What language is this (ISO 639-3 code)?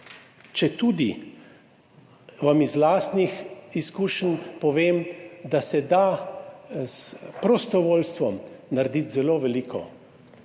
slv